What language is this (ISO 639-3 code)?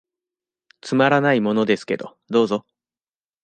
jpn